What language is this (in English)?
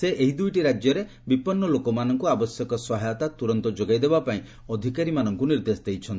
Odia